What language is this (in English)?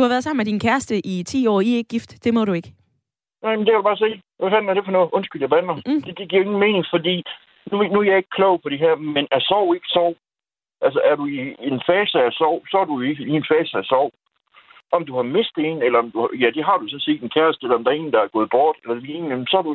Danish